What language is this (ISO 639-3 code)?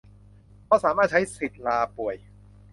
tha